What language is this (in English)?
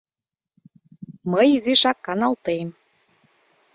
Mari